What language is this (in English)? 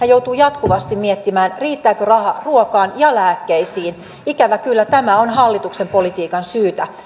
Finnish